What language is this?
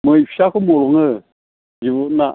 Bodo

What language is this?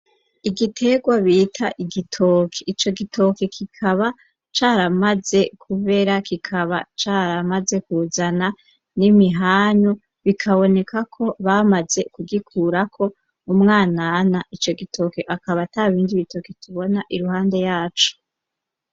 Rundi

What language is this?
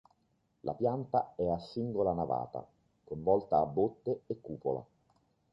Italian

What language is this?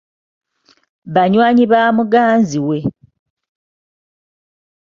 Ganda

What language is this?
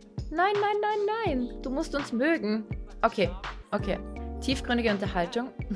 German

